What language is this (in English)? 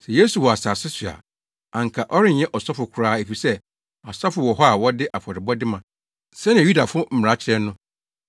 Akan